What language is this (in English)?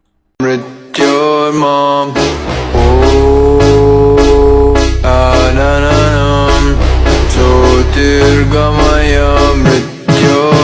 Indonesian